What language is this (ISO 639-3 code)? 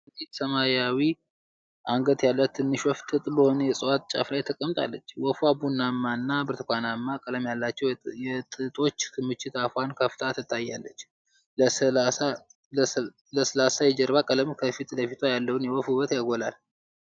amh